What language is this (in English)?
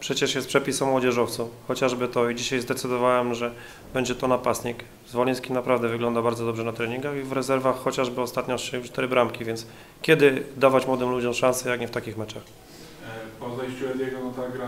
Polish